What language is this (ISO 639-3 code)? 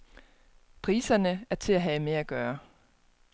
dan